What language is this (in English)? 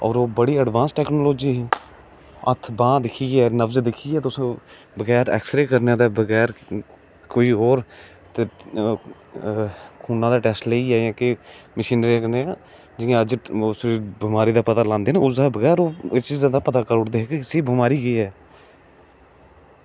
Dogri